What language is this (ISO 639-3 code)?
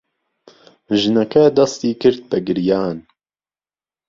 ckb